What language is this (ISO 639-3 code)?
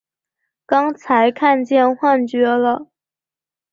zho